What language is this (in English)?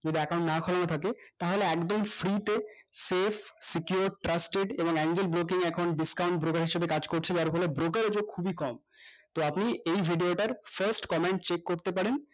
Bangla